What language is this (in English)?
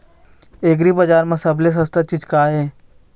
Chhattisgarhi